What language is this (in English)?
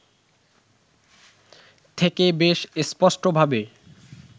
Bangla